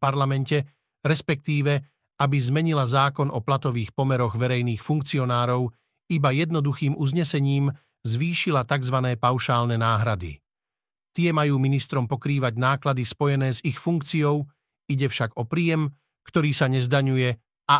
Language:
Slovak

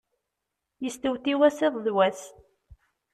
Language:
Kabyle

